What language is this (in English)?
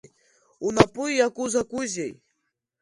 Abkhazian